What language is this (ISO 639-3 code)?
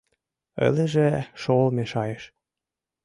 chm